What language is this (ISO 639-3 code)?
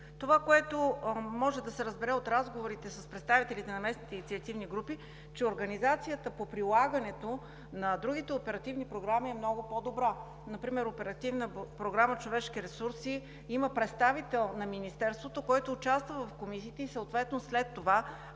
bul